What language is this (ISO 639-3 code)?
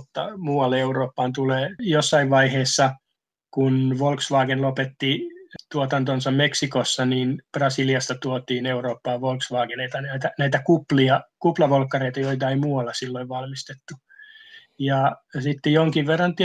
fin